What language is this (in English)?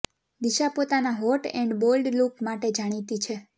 Gujarati